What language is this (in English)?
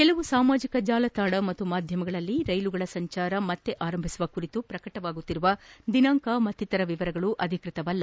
Kannada